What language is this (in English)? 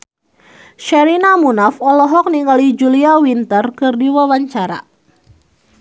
Sundanese